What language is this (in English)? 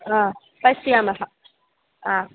Sanskrit